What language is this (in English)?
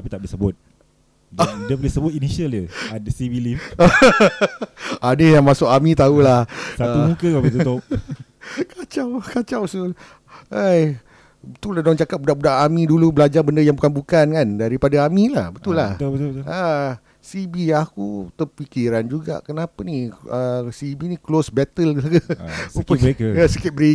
Malay